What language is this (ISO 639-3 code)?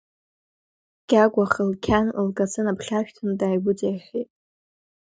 abk